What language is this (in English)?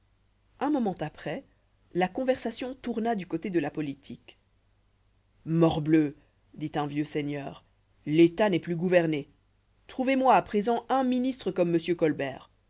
French